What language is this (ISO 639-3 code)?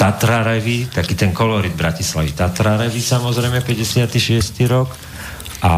slk